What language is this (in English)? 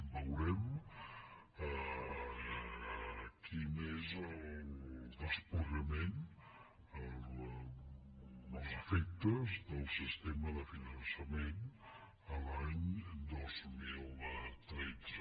Catalan